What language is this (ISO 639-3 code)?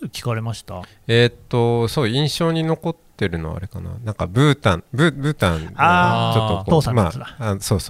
jpn